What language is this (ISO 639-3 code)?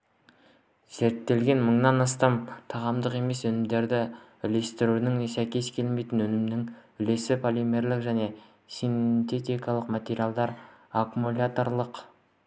kaz